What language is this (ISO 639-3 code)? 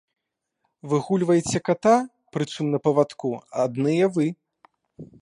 bel